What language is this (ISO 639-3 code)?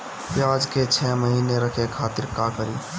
bho